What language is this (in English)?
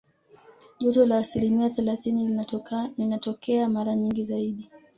Swahili